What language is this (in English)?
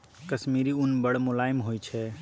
Maithili